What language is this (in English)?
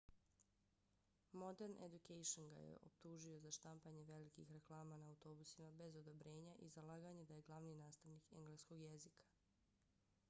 Bosnian